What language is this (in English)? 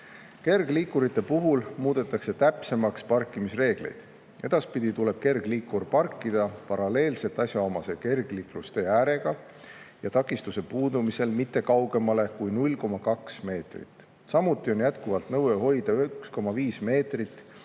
Estonian